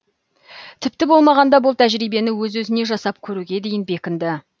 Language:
Kazakh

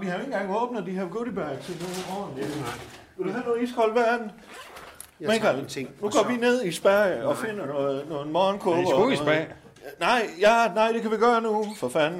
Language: Danish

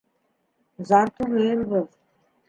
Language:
Bashkir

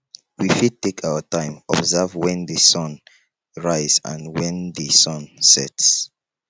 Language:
Nigerian Pidgin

